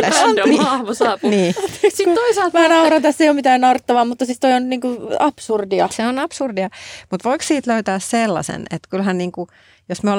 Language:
Finnish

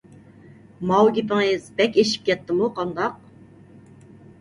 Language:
Uyghur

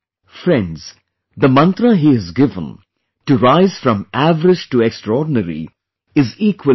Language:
English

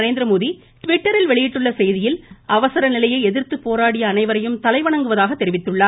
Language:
Tamil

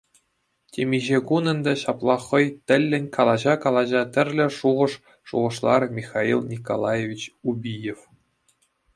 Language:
Chuvash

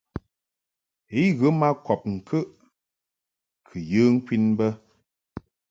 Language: Mungaka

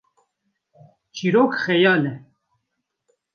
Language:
Kurdish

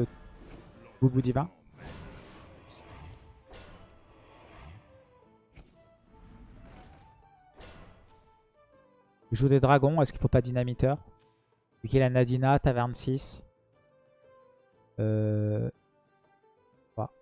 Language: French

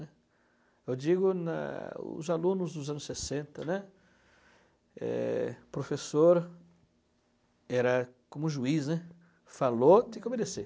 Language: Portuguese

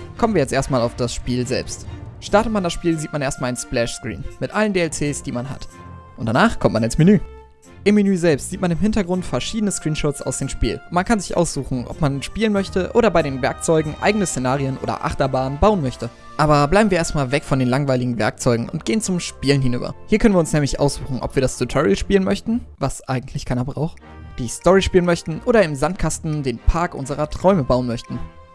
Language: German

